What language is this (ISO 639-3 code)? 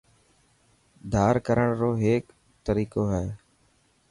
mki